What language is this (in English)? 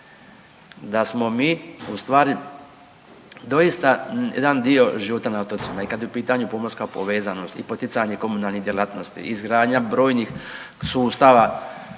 Croatian